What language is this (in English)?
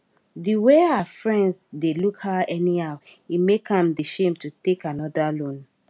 Nigerian Pidgin